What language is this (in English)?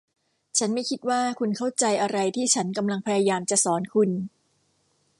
Thai